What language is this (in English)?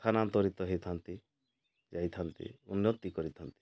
Odia